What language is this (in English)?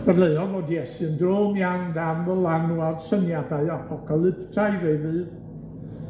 Welsh